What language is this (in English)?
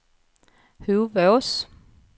Swedish